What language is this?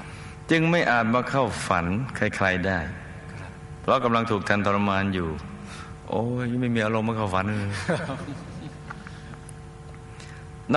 Thai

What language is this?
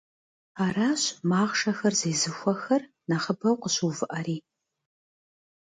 Kabardian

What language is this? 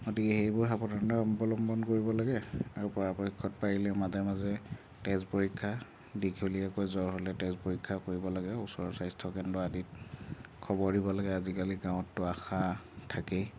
Assamese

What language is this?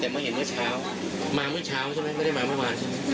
Thai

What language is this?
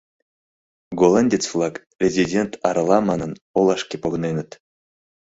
Mari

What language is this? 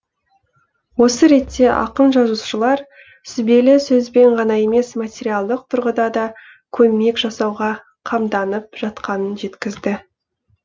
Kazakh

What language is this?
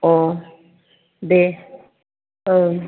Bodo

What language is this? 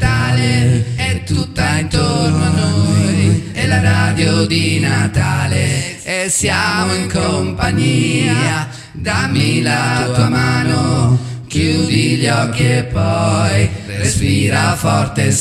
Italian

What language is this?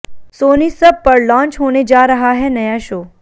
Hindi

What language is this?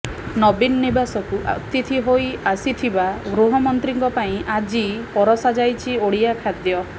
Odia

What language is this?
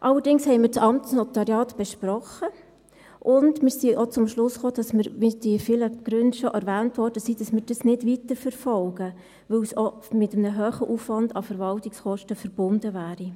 Swiss German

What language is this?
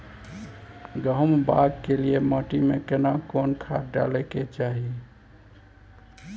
Maithili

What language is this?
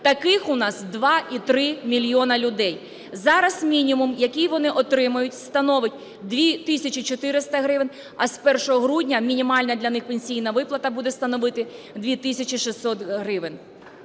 Ukrainian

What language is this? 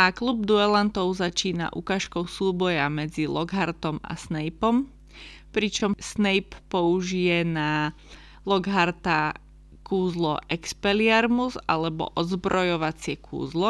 Slovak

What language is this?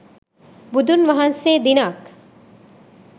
Sinhala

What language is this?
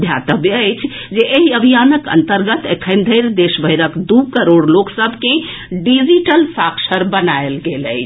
Maithili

